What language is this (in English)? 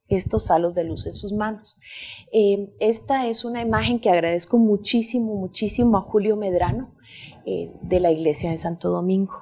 Spanish